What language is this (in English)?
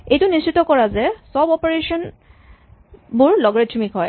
Assamese